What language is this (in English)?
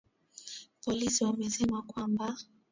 Swahili